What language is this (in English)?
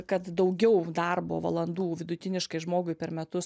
Lithuanian